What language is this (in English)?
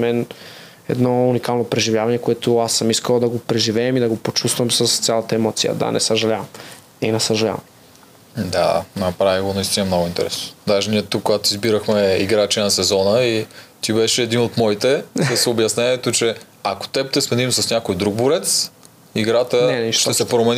Bulgarian